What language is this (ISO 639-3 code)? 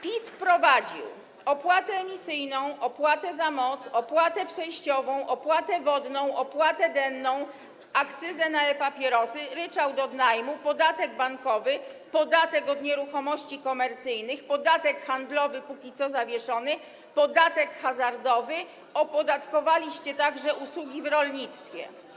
pol